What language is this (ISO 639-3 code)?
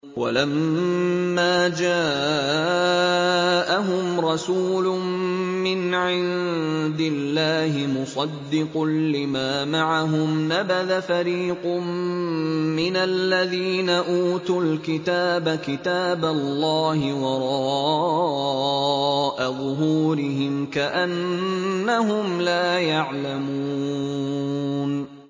ara